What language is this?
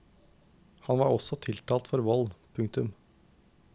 Norwegian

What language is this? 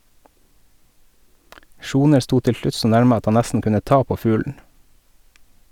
Norwegian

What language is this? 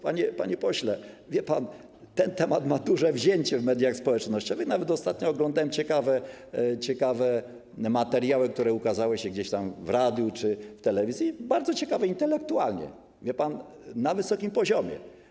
Polish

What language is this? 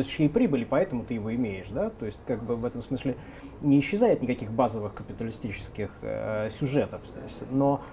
Russian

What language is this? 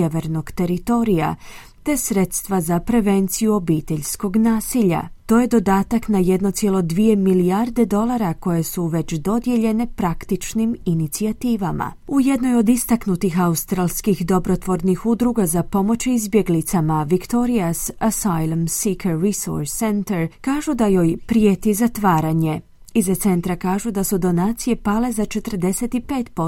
Croatian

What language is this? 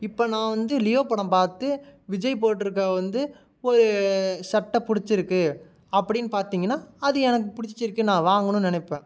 Tamil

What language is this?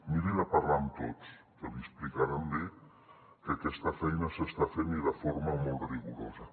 Catalan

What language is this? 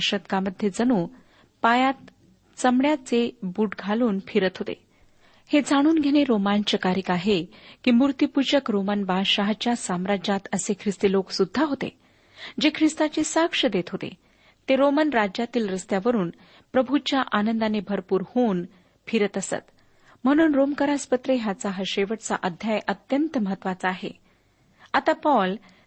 Marathi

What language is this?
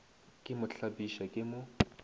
Northern Sotho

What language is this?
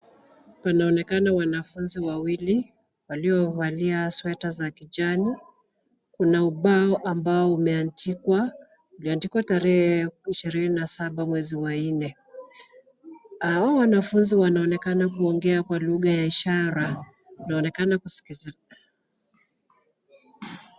Swahili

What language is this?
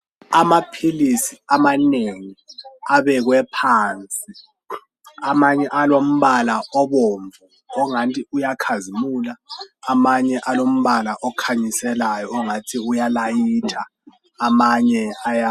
North Ndebele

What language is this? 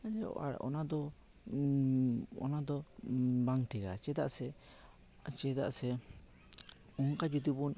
Santali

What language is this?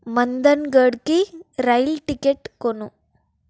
Telugu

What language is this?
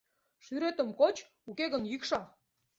Mari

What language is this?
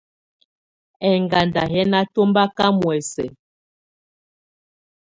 Tunen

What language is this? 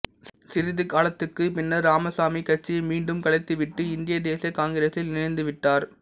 Tamil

